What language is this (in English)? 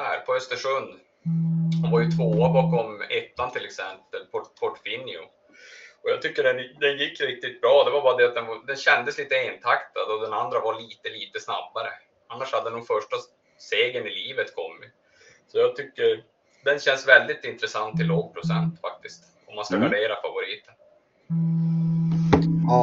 Swedish